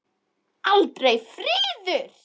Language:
Icelandic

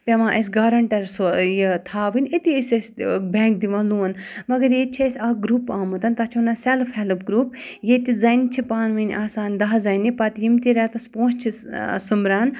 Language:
Kashmiri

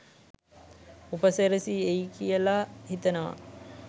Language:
Sinhala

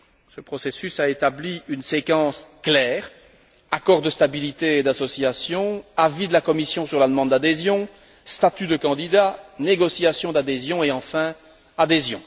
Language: French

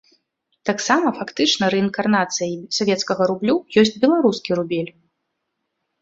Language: Belarusian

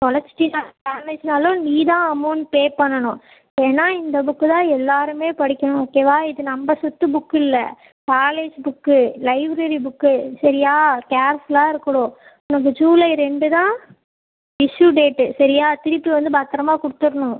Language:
Tamil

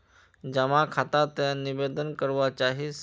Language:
Magahi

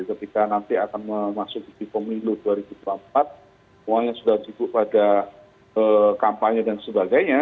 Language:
Indonesian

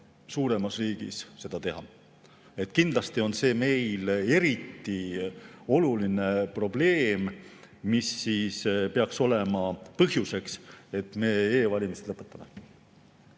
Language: Estonian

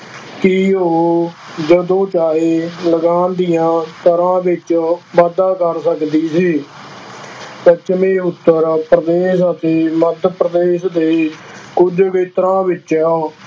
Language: Punjabi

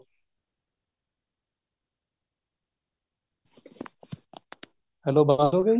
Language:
Punjabi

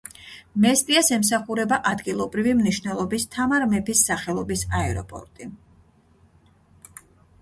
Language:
Georgian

